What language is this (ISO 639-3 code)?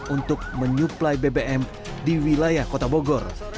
ind